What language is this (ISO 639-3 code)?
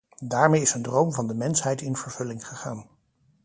nld